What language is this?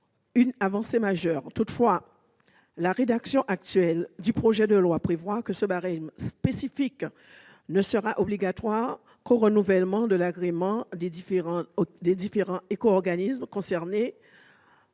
French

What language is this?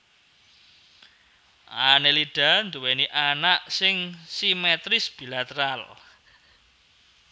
Javanese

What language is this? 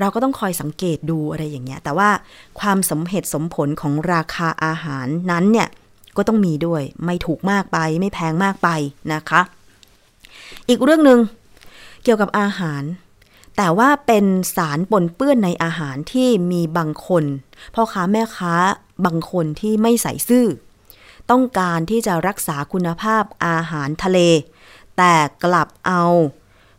Thai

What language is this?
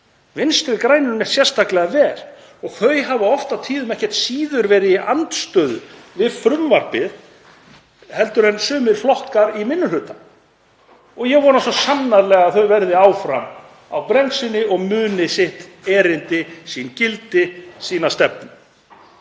Icelandic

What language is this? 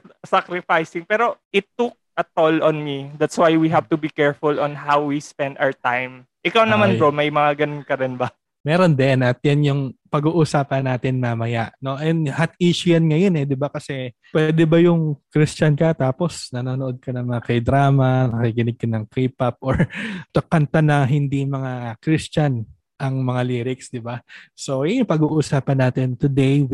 Filipino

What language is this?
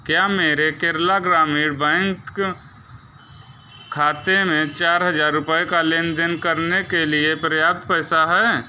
Hindi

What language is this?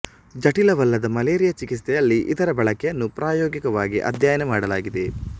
Kannada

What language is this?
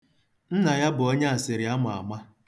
Igbo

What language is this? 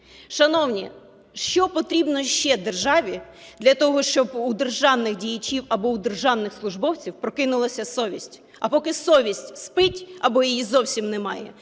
Ukrainian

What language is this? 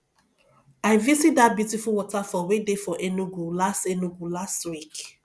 Nigerian Pidgin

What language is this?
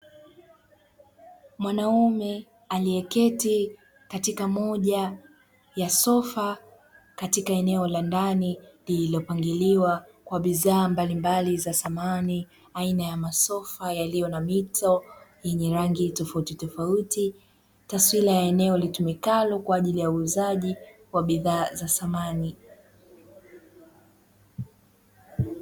Swahili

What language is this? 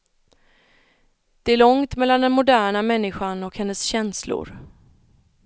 Swedish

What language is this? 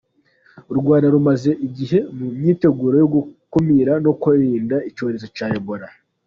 Kinyarwanda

